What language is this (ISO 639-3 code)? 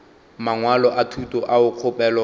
nso